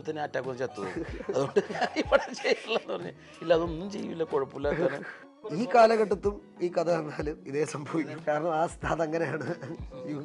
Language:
Malayalam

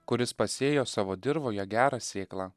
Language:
Lithuanian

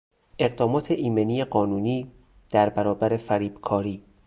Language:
Persian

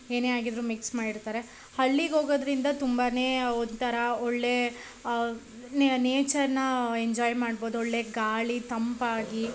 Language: Kannada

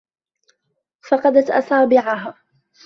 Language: Arabic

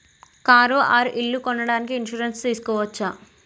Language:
Telugu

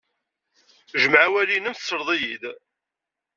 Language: Kabyle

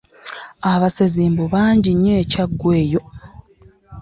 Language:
Ganda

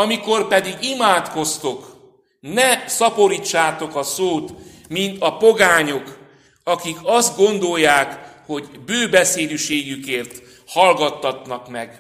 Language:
Hungarian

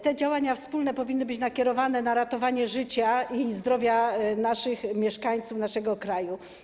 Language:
Polish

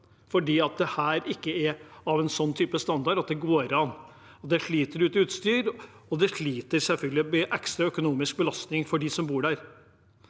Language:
Norwegian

